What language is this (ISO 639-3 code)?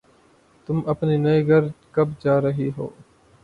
urd